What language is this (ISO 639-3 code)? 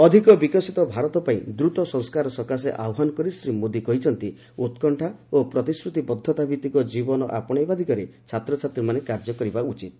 ori